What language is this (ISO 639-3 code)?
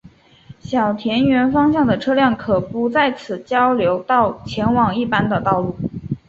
zho